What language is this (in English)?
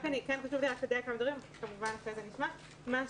Hebrew